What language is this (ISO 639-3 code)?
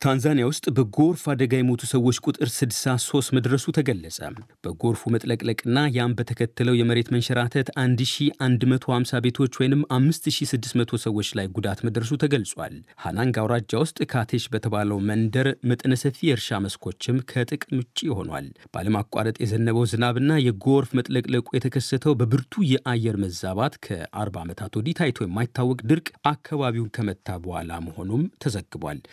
amh